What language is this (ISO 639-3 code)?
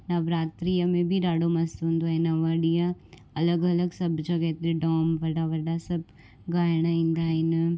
snd